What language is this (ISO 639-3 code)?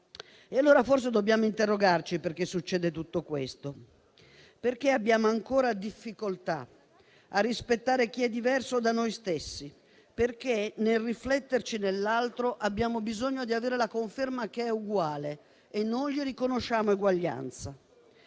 ita